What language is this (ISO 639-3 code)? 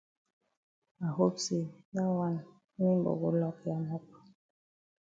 wes